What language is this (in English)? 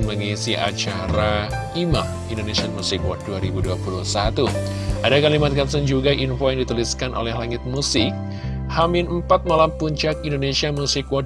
Indonesian